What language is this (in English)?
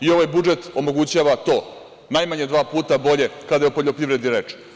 Serbian